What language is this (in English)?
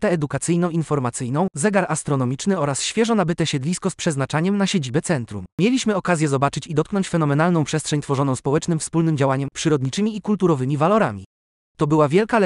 Polish